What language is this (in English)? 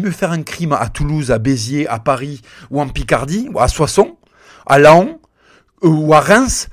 French